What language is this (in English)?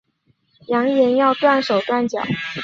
Chinese